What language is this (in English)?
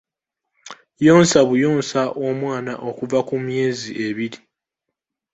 Ganda